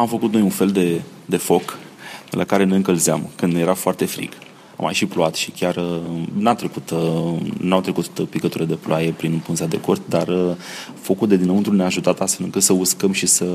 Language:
Romanian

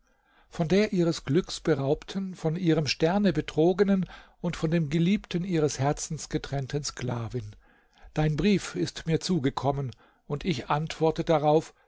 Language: German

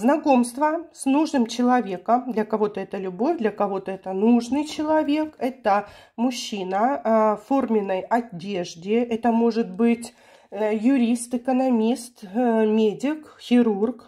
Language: Russian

